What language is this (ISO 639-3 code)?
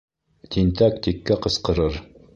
bak